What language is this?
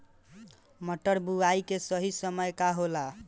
Bhojpuri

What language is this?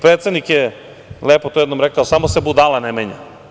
Serbian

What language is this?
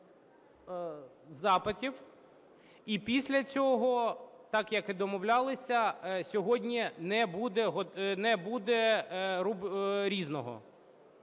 Ukrainian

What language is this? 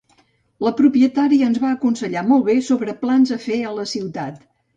Catalan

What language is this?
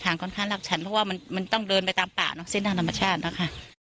Thai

